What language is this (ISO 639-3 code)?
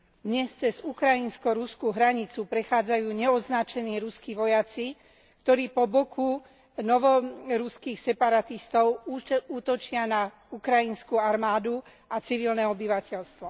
slk